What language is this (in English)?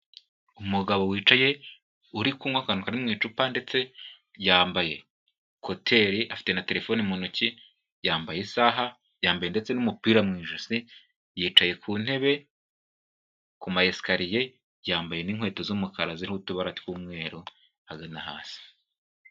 Kinyarwanda